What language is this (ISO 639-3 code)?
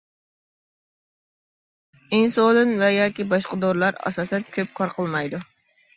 uig